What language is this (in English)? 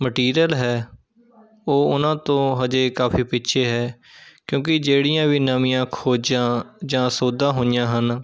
Punjabi